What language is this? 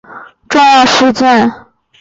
Chinese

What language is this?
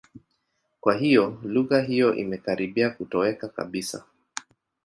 Swahili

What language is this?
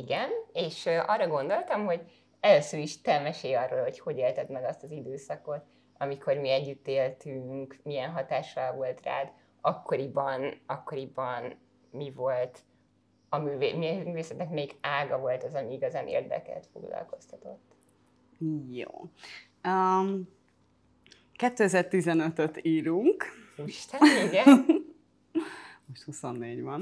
Hungarian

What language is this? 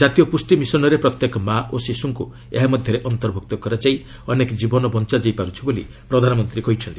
Odia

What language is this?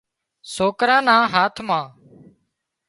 Wadiyara Koli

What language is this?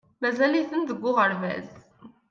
Kabyle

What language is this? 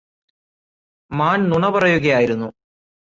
Malayalam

